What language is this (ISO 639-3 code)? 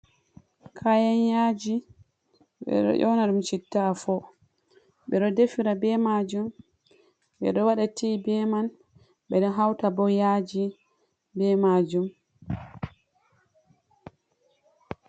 ful